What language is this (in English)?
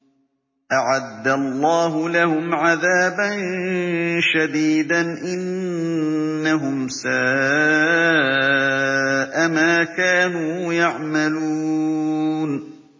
Arabic